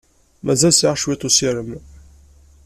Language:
Kabyle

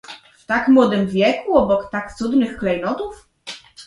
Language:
Polish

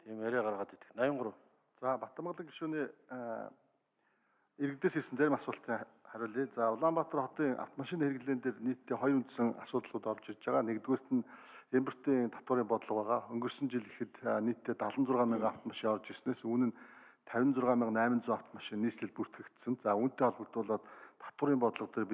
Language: Turkish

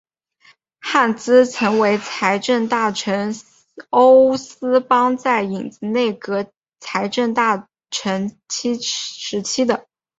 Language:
Chinese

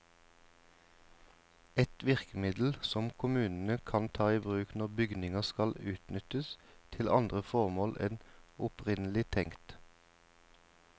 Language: Norwegian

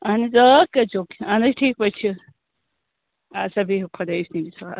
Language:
Kashmiri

